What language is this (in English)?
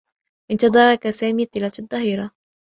Arabic